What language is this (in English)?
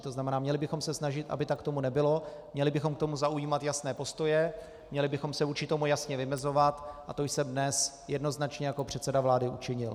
Czech